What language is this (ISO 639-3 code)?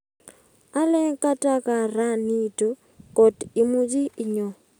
kln